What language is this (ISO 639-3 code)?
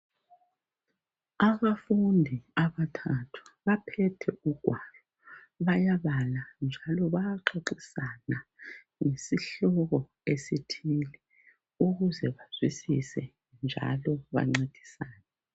nde